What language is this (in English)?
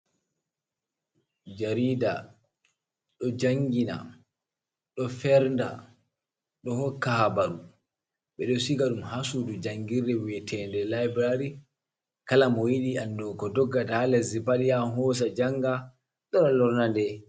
Fula